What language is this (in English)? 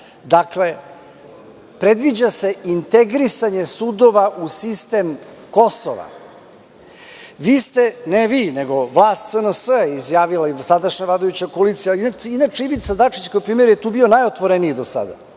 Serbian